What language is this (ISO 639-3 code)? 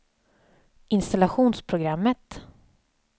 swe